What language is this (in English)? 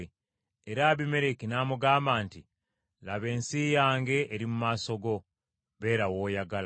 Ganda